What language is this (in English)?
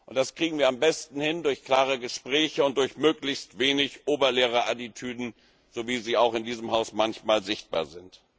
German